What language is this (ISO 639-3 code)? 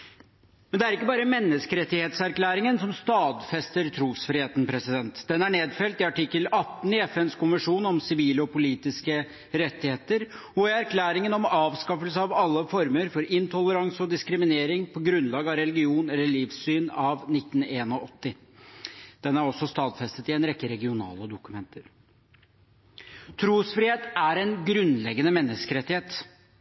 nob